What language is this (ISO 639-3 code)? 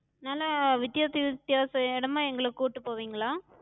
tam